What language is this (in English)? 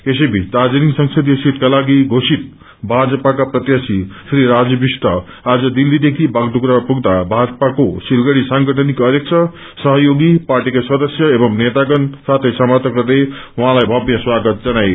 Nepali